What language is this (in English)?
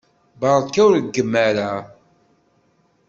Kabyle